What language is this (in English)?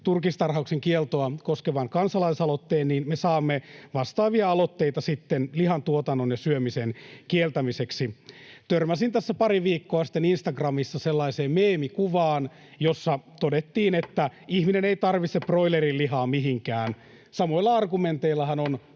Finnish